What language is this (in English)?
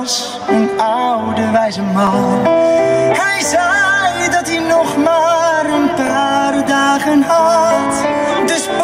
Dutch